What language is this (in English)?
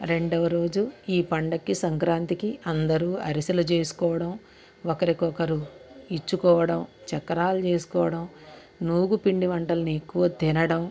Telugu